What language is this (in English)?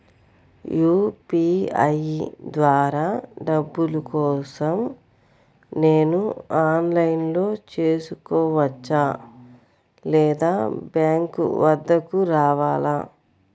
Telugu